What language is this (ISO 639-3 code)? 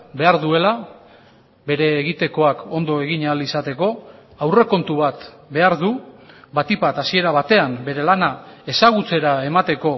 eus